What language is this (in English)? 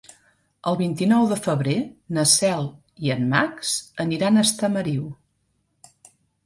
Catalan